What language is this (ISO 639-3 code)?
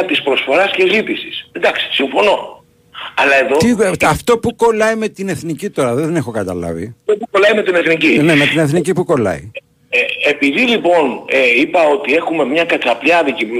ell